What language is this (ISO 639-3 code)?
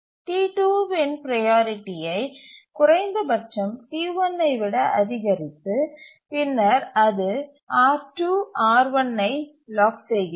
tam